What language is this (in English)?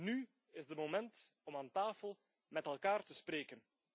Dutch